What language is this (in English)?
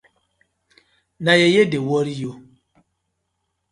Nigerian Pidgin